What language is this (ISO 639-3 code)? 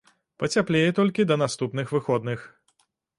bel